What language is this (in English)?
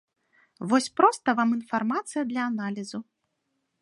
Belarusian